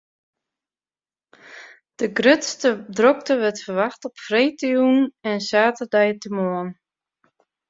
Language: Western Frisian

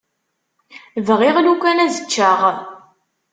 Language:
Kabyle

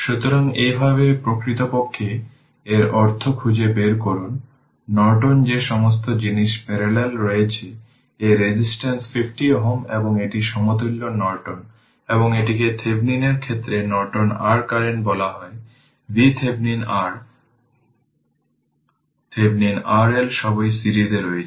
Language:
Bangla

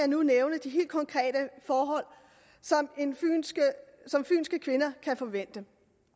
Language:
Danish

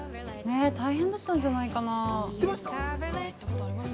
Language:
Japanese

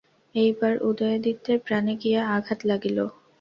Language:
Bangla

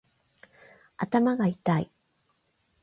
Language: Japanese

